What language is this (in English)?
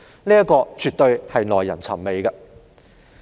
Cantonese